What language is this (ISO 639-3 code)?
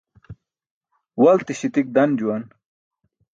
bsk